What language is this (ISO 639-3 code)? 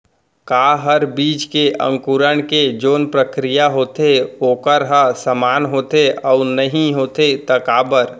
hne